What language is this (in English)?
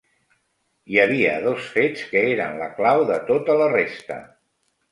Catalan